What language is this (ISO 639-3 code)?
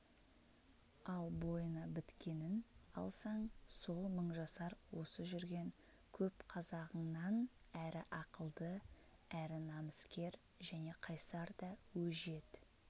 kaz